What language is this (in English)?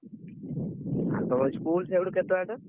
Odia